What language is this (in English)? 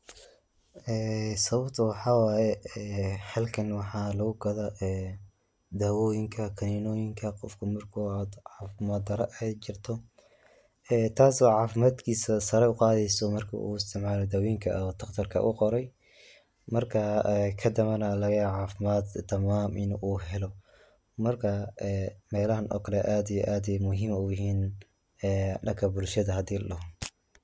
Somali